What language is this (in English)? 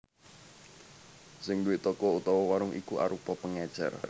Javanese